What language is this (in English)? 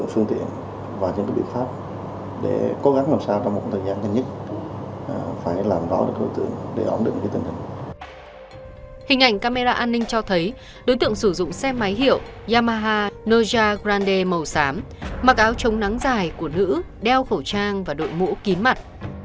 Vietnamese